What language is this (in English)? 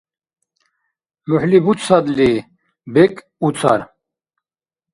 Dargwa